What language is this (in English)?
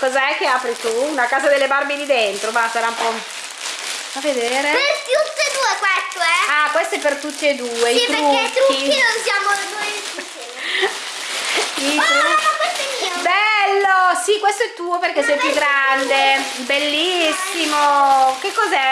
Italian